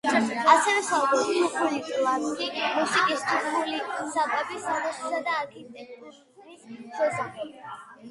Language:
Georgian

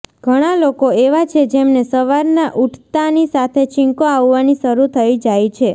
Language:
Gujarati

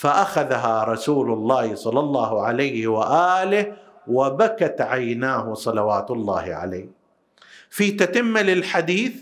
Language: Arabic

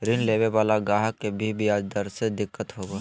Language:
Magahi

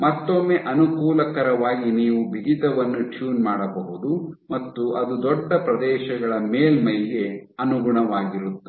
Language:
Kannada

